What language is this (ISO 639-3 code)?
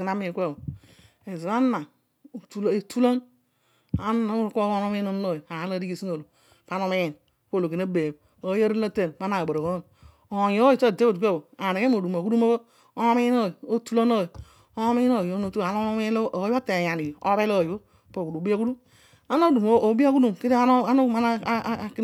odu